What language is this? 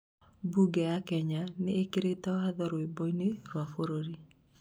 Kikuyu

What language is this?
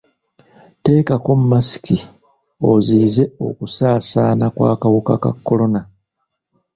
Ganda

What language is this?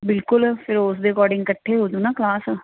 Punjabi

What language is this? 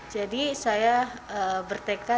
Indonesian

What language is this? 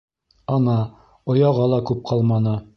Bashkir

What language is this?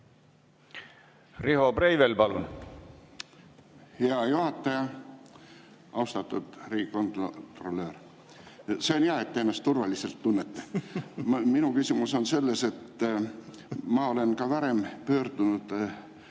Estonian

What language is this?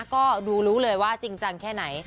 Thai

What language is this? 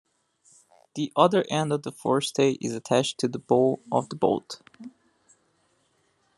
English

